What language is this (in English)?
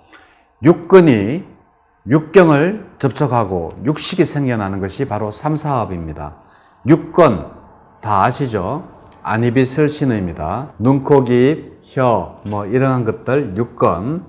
Korean